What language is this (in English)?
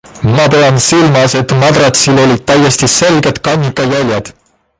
Estonian